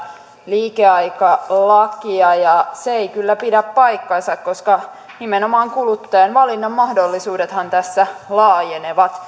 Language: Finnish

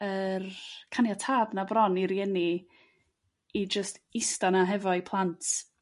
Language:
Welsh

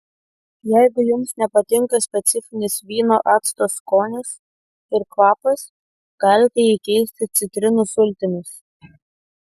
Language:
Lithuanian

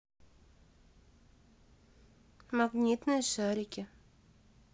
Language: Russian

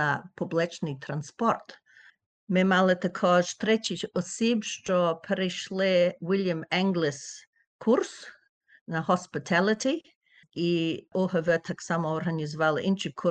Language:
Ukrainian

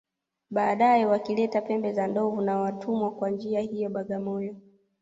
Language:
Swahili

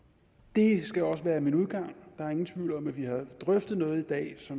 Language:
Danish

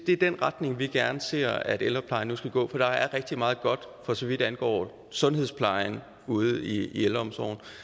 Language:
Danish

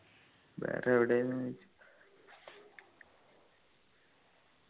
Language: Malayalam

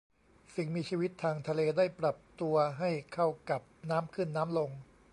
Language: Thai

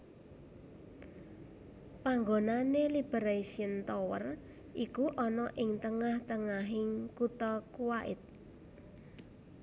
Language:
Javanese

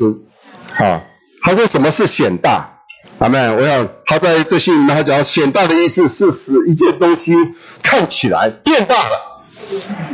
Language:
Chinese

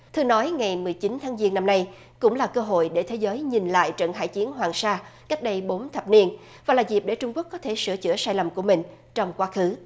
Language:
Vietnamese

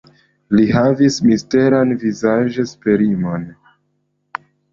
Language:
Esperanto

